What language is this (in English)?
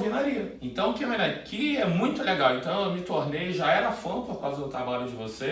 Portuguese